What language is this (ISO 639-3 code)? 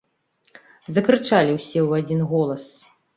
bel